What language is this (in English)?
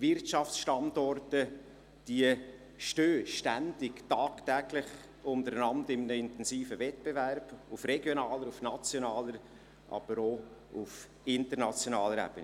Swiss German